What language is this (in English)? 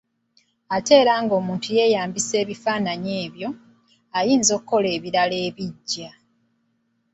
Ganda